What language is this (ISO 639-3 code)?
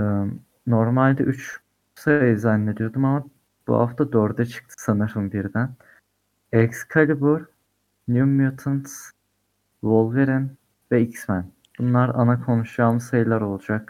tur